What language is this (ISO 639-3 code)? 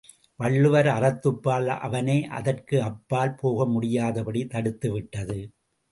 tam